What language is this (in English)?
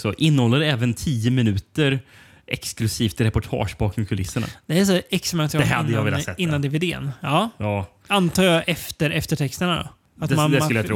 Swedish